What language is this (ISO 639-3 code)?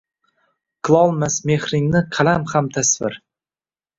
uzb